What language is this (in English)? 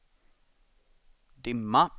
Swedish